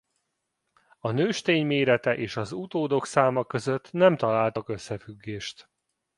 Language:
Hungarian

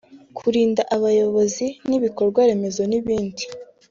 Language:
Kinyarwanda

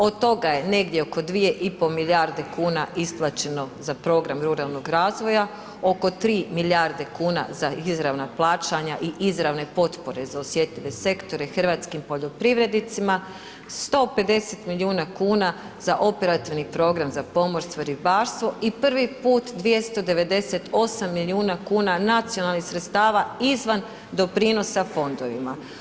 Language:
Croatian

